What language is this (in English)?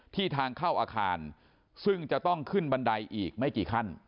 Thai